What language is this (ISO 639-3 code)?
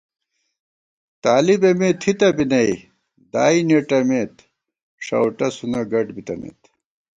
gwt